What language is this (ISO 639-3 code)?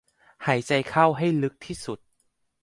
tha